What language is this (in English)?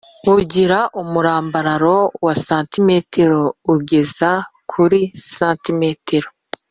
Kinyarwanda